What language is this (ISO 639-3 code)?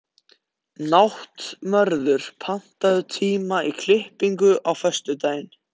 isl